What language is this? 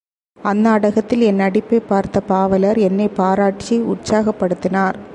Tamil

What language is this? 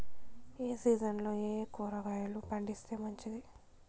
Telugu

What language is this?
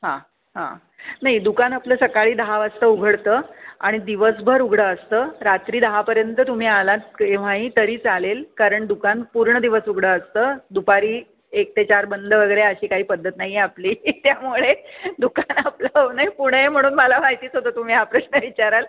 Marathi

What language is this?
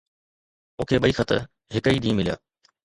Sindhi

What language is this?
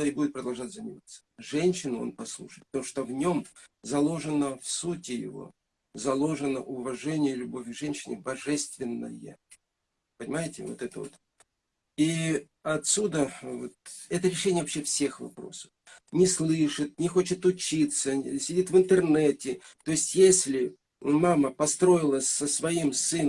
Russian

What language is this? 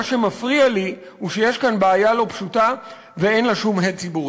Hebrew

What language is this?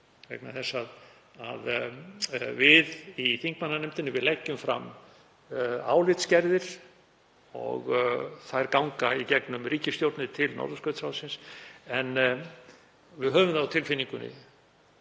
Icelandic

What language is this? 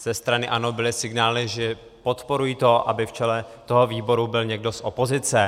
Czech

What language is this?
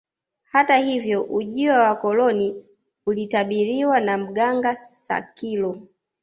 Swahili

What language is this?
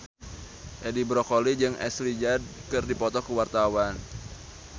Sundanese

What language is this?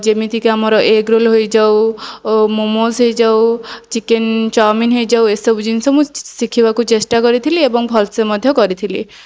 Odia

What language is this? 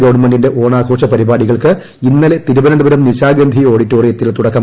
Malayalam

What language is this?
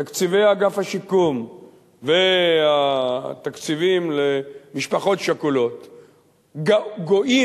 Hebrew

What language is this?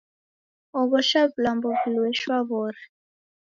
Taita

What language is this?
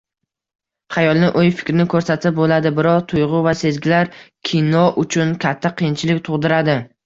Uzbek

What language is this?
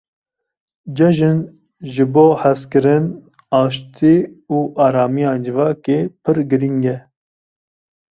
Kurdish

